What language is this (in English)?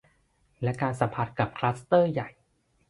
Thai